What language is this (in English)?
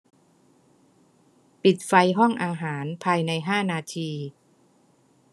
Thai